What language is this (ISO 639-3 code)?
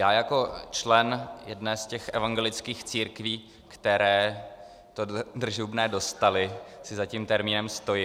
ces